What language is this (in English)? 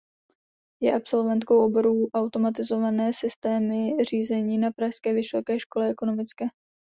Czech